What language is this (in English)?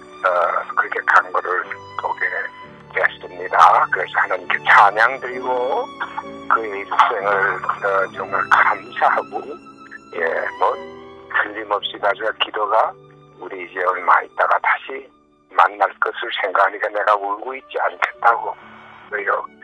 Korean